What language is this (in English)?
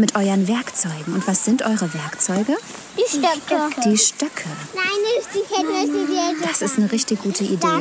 German